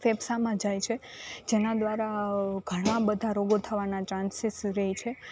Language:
Gujarati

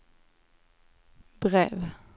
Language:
Swedish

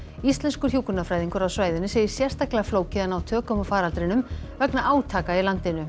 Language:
Icelandic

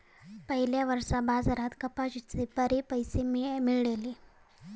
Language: Marathi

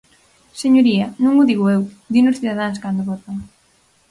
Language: Galician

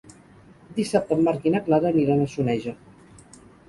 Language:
Catalan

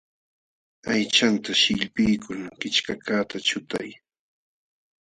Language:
Jauja Wanca Quechua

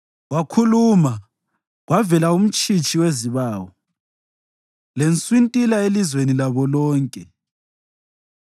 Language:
North Ndebele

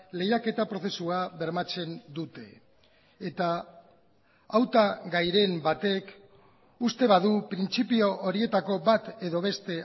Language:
Basque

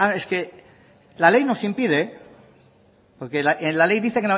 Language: Spanish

